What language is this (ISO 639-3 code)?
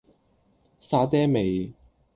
yue